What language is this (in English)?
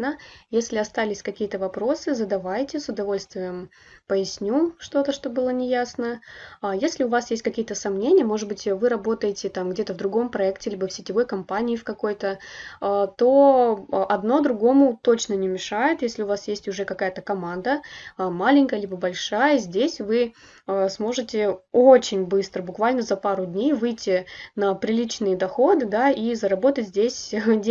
Russian